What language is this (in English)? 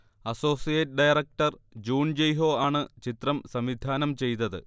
Malayalam